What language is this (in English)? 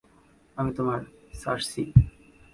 Bangla